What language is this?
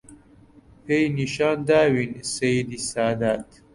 Central Kurdish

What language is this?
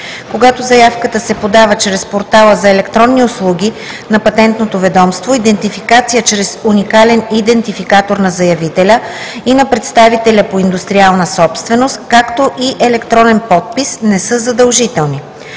Bulgarian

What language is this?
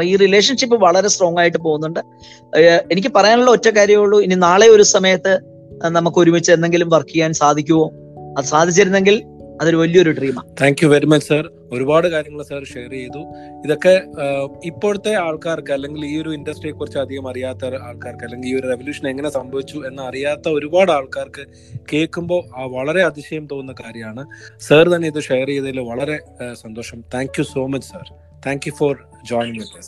Malayalam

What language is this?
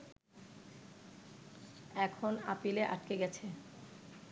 Bangla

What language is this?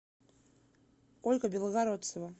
Russian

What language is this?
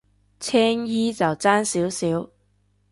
Cantonese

